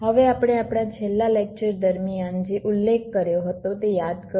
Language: Gujarati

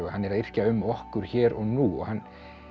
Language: Icelandic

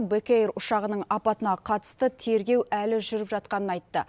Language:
Kazakh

